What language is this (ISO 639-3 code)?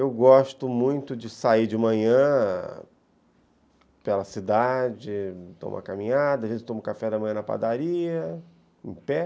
por